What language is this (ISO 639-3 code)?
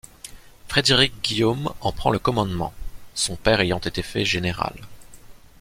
fra